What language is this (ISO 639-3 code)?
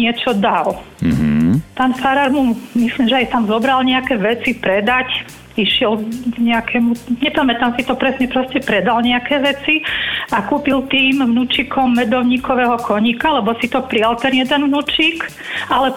slk